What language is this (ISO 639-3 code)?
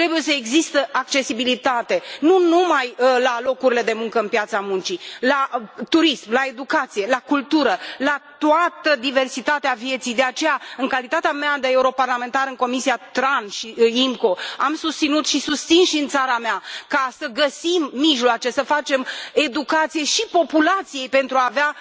ron